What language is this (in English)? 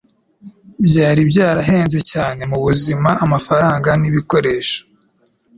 Kinyarwanda